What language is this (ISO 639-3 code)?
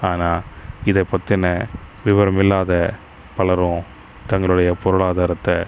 tam